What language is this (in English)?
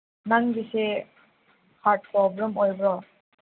Manipuri